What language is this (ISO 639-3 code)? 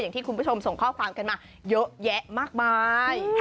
tha